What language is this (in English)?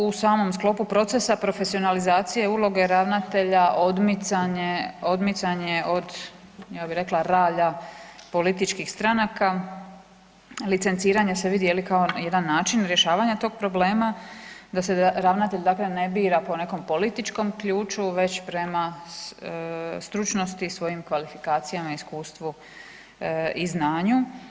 Croatian